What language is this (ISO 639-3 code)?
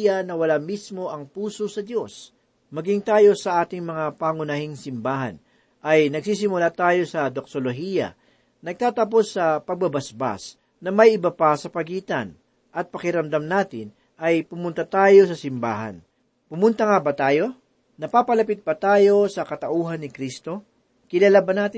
fil